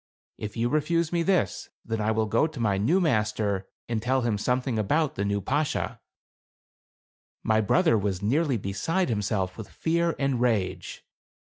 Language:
English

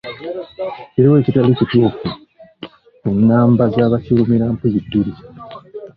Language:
Ganda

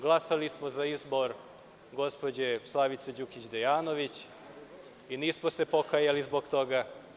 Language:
Serbian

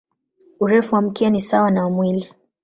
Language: Swahili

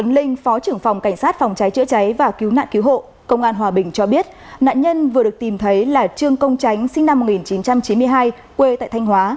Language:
Vietnamese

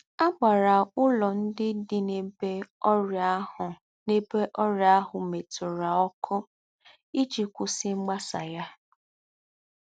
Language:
Igbo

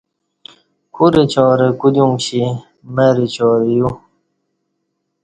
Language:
Kati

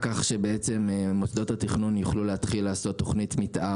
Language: Hebrew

